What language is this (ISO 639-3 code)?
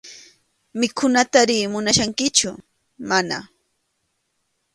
qxu